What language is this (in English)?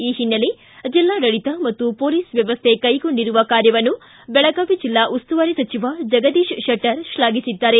Kannada